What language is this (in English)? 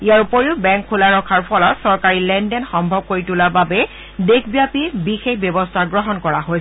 Assamese